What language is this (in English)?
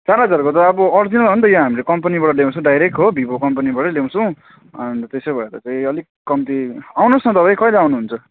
Nepali